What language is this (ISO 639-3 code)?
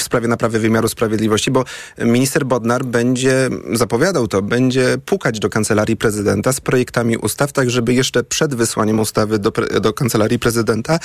pol